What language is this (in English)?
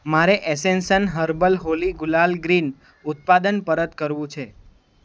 Gujarati